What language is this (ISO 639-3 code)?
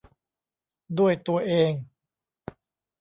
tha